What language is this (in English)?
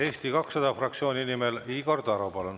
Estonian